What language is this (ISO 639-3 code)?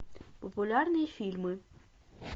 rus